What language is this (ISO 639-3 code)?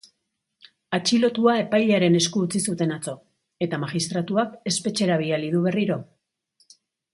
eus